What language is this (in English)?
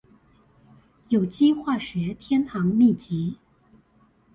Chinese